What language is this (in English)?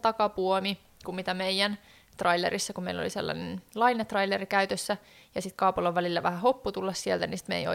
Finnish